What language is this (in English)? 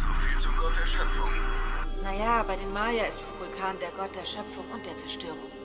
German